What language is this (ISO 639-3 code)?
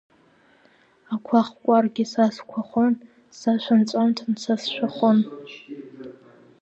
abk